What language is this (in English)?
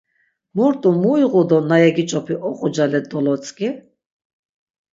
Laz